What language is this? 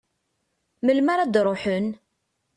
Kabyle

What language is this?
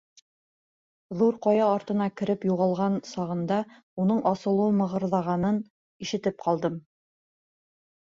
Bashkir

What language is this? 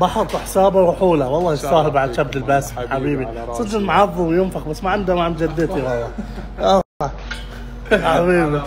Arabic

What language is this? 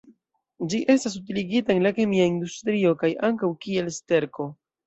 Esperanto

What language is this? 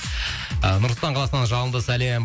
Kazakh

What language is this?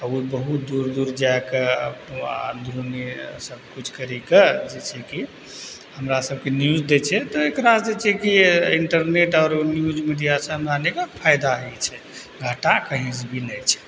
Maithili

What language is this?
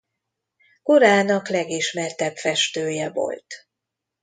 Hungarian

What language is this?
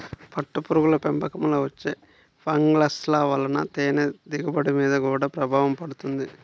Telugu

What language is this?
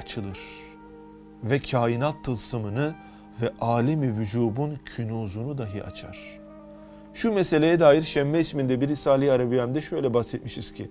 Turkish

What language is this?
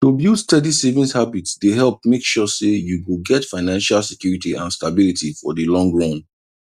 Nigerian Pidgin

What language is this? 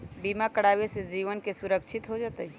Magahi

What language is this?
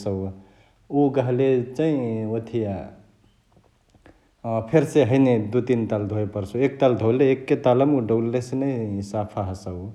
Chitwania Tharu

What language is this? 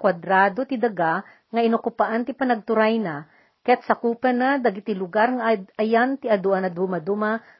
Filipino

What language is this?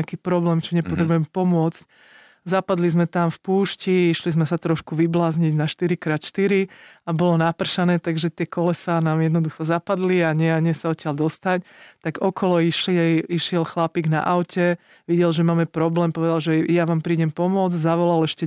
Slovak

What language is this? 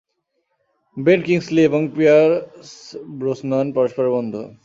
Bangla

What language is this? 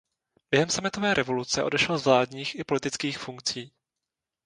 Czech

